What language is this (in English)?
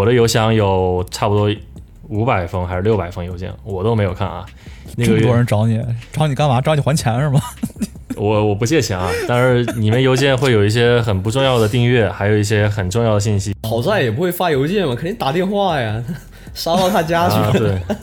Chinese